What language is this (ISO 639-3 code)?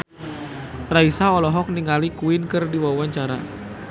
sun